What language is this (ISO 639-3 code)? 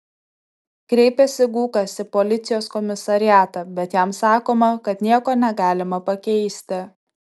lit